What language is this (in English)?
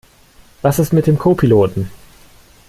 German